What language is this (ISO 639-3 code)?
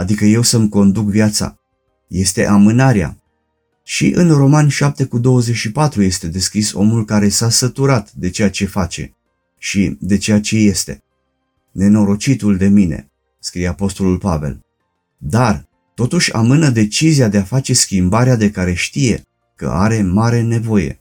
ron